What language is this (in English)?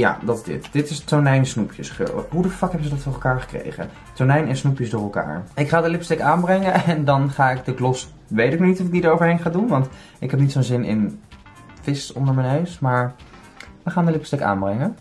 Dutch